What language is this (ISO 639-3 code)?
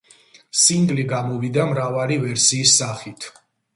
kat